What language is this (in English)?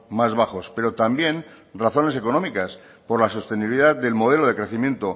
Spanish